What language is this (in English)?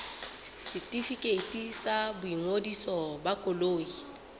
Southern Sotho